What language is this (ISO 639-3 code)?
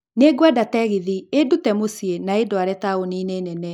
kik